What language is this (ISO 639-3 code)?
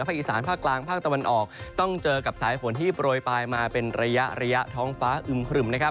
tha